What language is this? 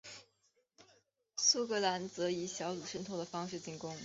Chinese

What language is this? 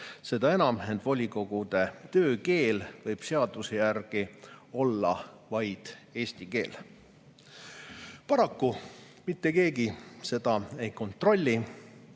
Estonian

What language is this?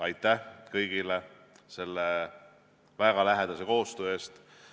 Estonian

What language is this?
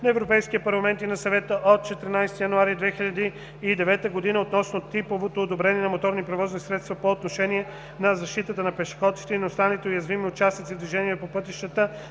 Bulgarian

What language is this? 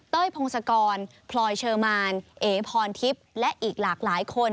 Thai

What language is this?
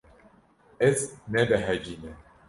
Kurdish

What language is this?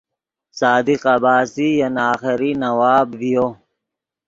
Yidgha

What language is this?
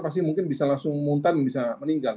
Indonesian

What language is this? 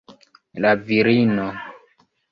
Esperanto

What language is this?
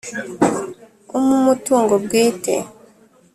Kinyarwanda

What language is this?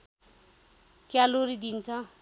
Nepali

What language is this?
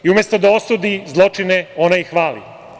Serbian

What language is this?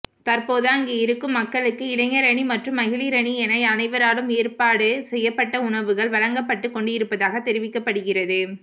Tamil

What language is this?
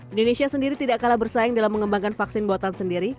Indonesian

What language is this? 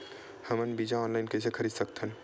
Chhattisgarhi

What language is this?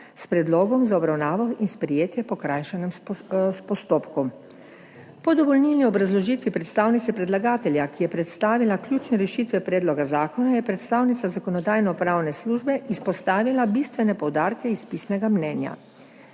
Slovenian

